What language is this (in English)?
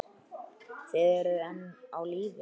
Icelandic